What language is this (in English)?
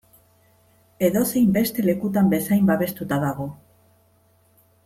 Basque